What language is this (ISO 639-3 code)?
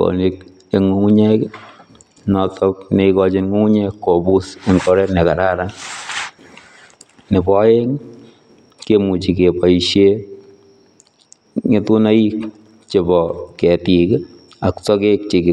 kln